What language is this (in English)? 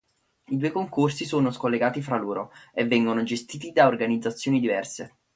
Italian